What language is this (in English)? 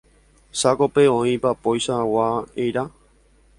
Guarani